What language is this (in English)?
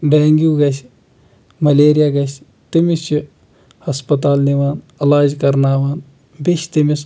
Kashmiri